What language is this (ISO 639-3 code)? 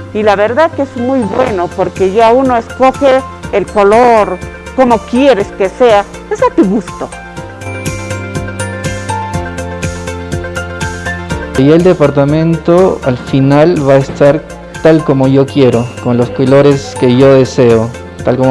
spa